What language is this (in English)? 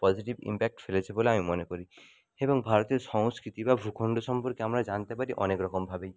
Bangla